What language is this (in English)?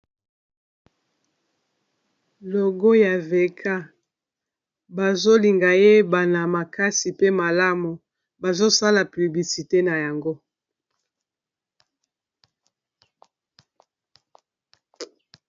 Lingala